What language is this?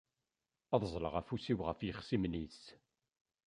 Kabyle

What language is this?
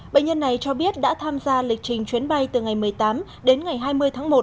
Vietnamese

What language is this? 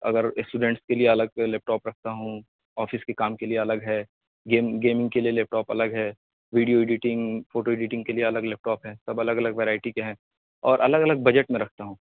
Urdu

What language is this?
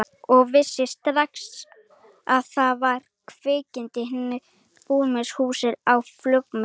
Icelandic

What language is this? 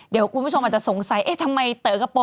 Thai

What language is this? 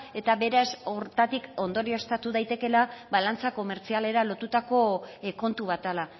Basque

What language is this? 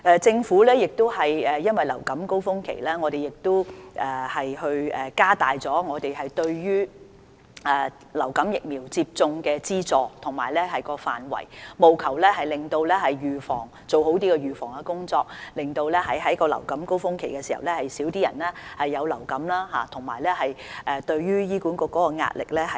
Cantonese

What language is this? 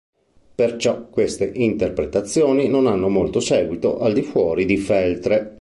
Italian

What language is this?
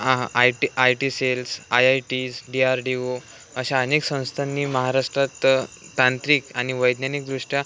Marathi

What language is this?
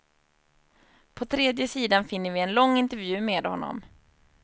Swedish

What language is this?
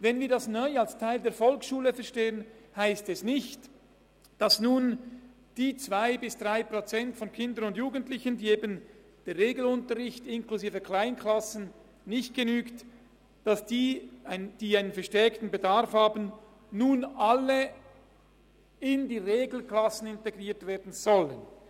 Swiss German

